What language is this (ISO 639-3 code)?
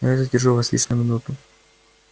rus